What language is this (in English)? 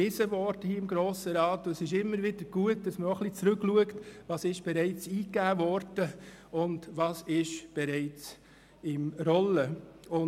Swiss German